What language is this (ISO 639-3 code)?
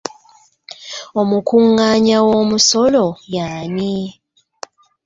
lug